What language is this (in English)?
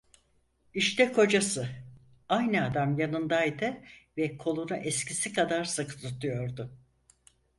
Turkish